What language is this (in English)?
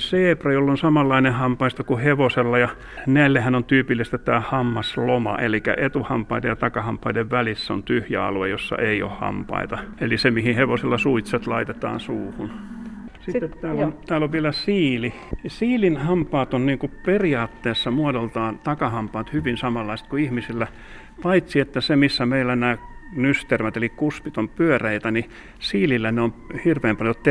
Finnish